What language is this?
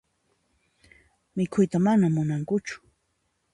Puno Quechua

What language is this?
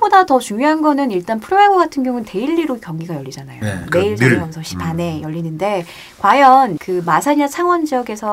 Korean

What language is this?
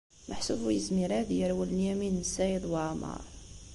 Kabyle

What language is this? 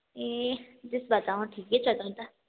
Nepali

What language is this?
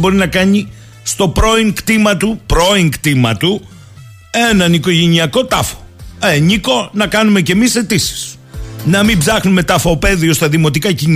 Greek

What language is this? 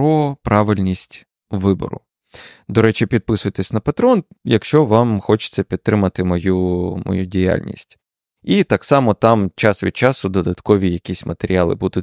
Ukrainian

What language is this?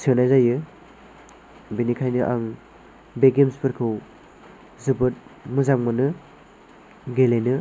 Bodo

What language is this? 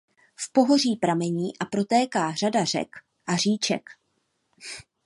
Czech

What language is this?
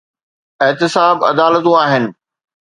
Sindhi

